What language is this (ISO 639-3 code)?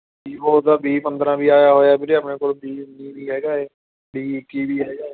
pan